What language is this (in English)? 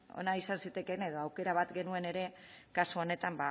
Basque